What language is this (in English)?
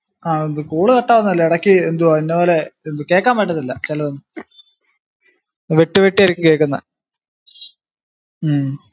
Malayalam